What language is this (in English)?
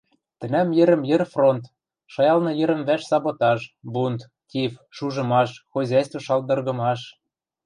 Western Mari